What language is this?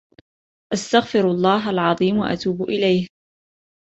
Arabic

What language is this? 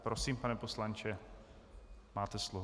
Czech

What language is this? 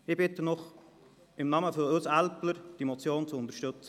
Swiss German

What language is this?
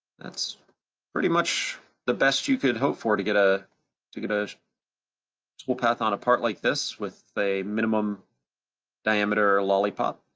English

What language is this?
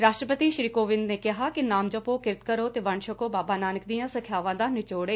Punjabi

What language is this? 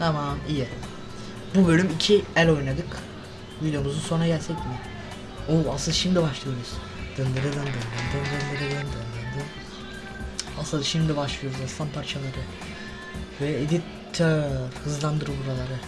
Turkish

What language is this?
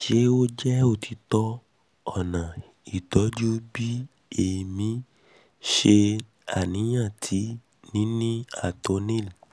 Yoruba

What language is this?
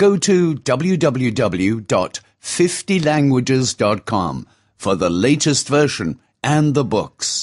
Romanian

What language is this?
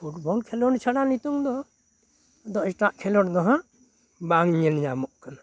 Santali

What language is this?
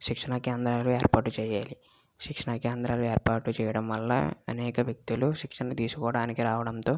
Telugu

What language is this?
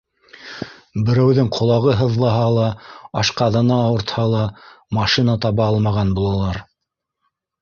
Bashkir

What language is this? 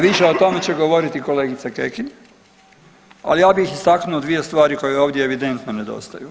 Croatian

